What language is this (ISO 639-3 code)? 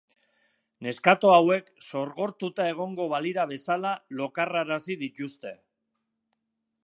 eus